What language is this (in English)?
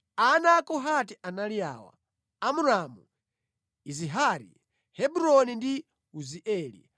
Nyanja